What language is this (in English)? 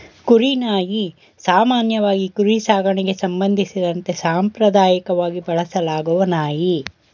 Kannada